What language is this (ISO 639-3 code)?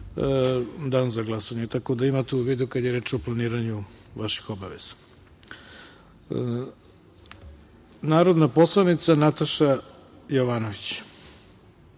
srp